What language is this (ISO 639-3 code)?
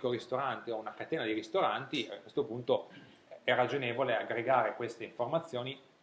ita